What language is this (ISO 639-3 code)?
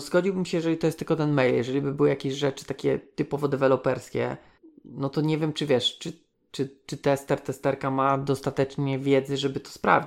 pol